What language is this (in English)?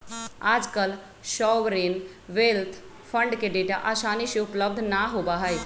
Magahi